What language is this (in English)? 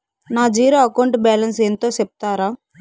Telugu